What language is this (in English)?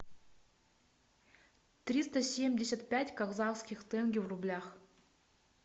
Russian